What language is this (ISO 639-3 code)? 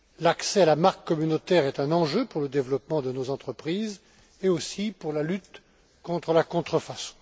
fra